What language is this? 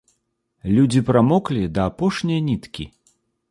Belarusian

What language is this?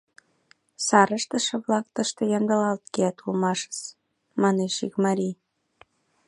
Mari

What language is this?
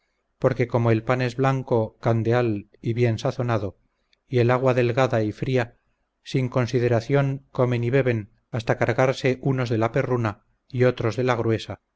Spanish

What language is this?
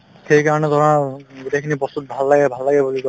Assamese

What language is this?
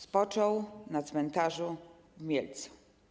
Polish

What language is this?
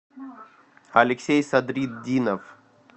Russian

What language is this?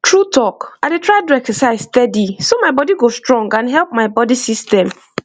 Nigerian Pidgin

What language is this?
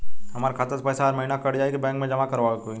Bhojpuri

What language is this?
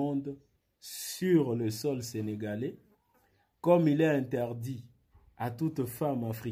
French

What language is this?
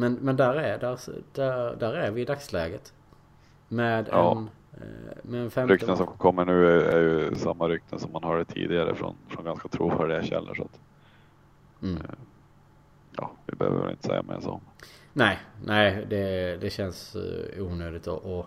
Swedish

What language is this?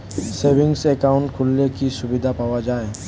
Bangla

